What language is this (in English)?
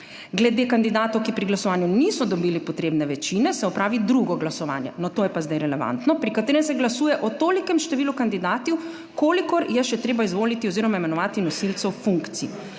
Slovenian